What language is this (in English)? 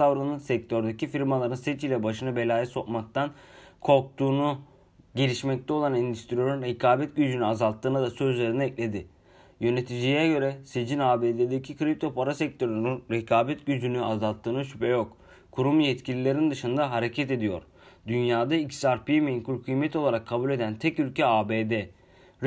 Turkish